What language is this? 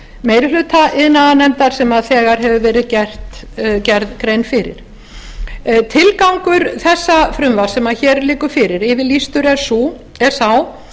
Icelandic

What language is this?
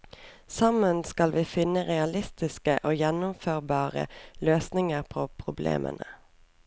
Norwegian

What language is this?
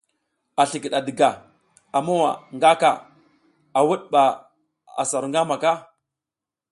South Giziga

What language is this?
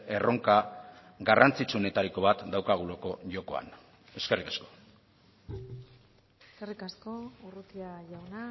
Basque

